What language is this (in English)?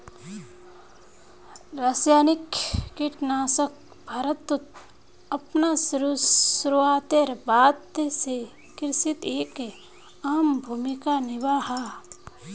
Magahi